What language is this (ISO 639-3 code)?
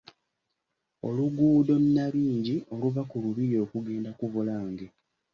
lug